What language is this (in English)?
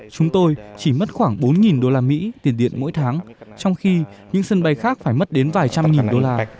Vietnamese